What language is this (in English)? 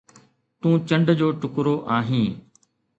Sindhi